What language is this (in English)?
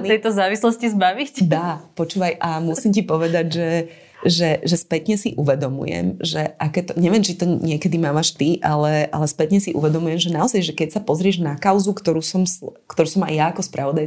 Slovak